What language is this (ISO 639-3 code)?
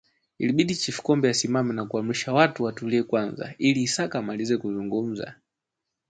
swa